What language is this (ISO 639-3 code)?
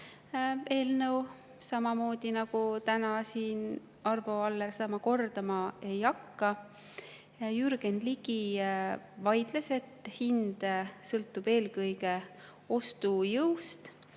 est